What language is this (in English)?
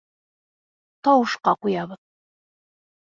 Bashkir